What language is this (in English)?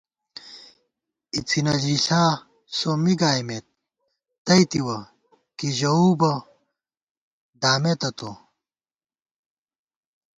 Gawar-Bati